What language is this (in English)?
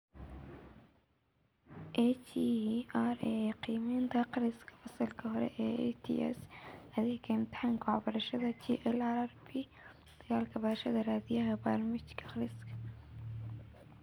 Somali